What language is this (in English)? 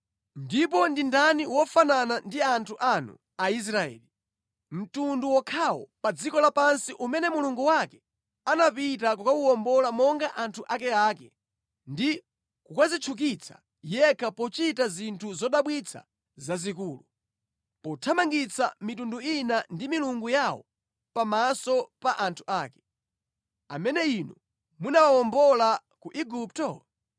Nyanja